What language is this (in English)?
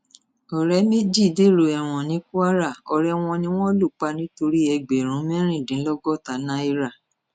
Yoruba